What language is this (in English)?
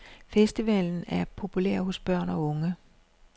Danish